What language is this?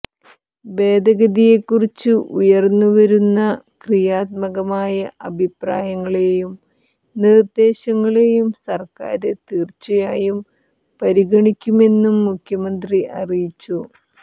Malayalam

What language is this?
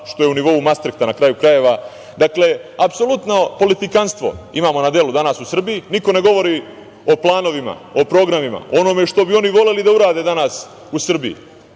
Serbian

